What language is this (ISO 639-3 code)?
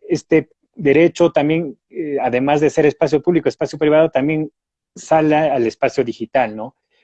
spa